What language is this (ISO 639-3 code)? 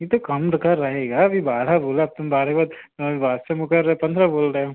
hin